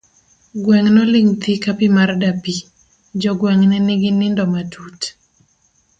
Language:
Luo (Kenya and Tanzania)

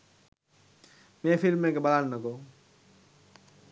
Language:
Sinhala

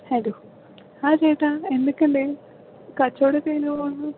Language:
Malayalam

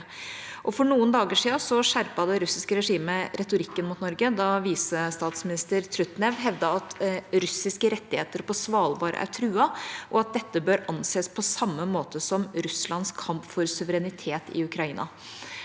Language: Norwegian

